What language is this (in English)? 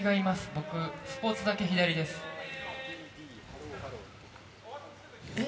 Japanese